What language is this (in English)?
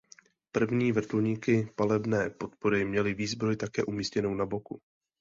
Czech